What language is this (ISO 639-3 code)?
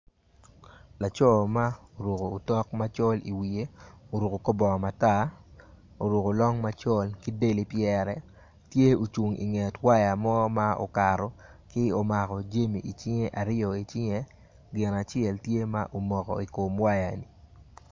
ach